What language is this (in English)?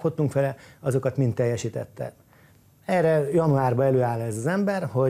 Hungarian